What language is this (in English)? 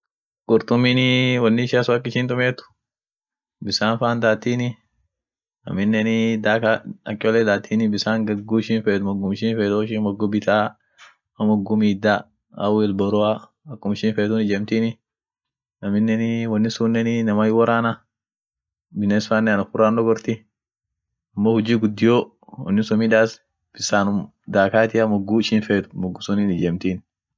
Orma